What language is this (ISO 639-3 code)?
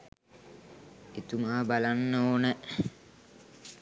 sin